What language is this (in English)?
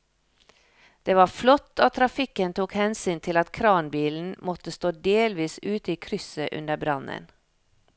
Norwegian